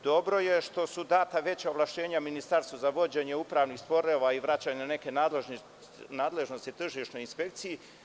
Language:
Serbian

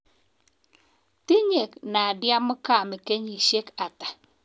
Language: Kalenjin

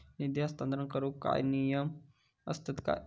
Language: Marathi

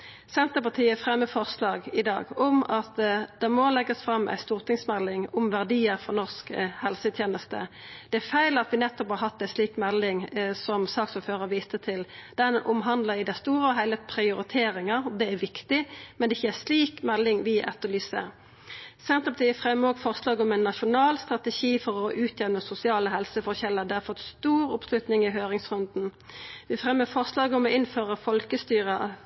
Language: Norwegian Nynorsk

